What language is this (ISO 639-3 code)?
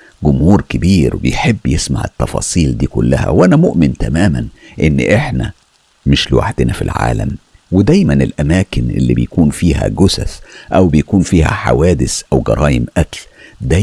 ara